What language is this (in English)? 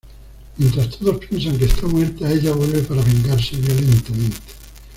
Spanish